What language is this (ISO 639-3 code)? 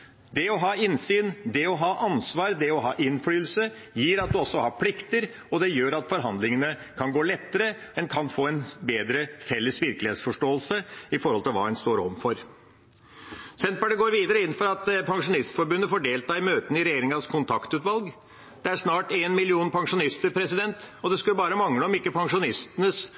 nob